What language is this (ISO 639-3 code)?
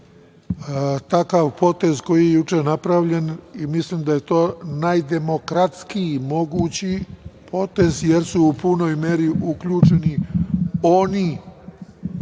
srp